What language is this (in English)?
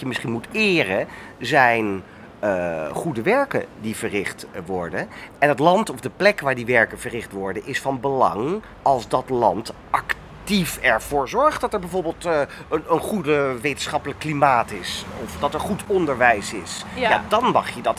Dutch